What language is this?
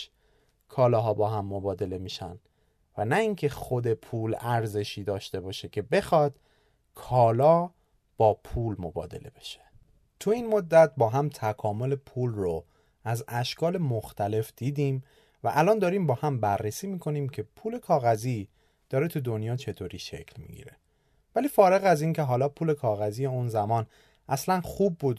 Persian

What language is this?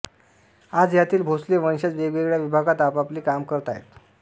Marathi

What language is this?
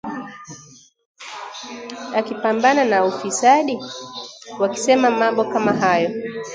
Swahili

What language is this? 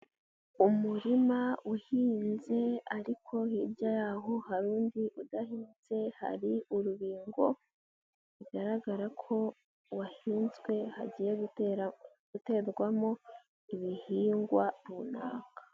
Kinyarwanda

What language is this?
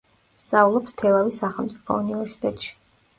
Georgian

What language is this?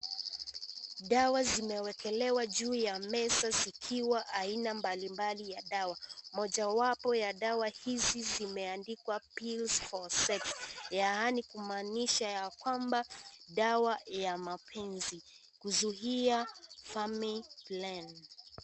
Swahili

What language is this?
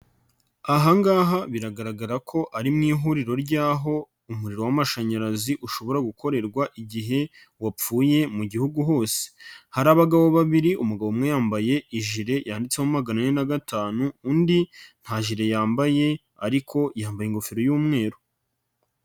Kinyarwanda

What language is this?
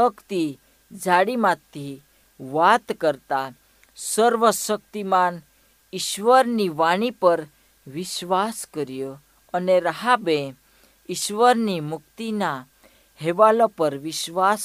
Hindi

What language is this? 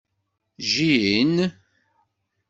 Kabyle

